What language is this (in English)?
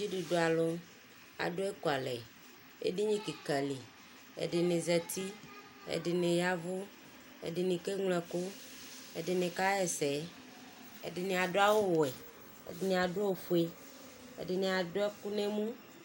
Ikposo